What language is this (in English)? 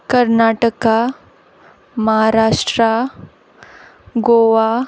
Konkani